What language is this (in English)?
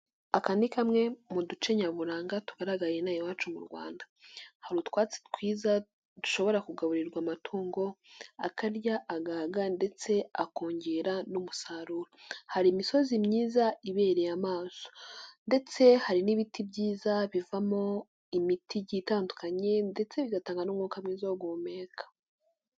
Kinyarwanda